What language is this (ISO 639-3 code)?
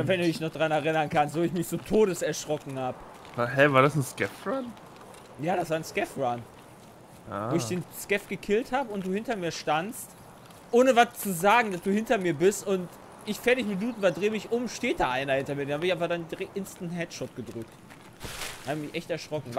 deu